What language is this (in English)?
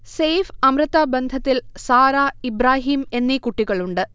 Malayalam